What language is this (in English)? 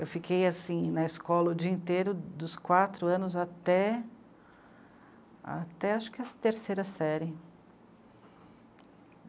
Portuguese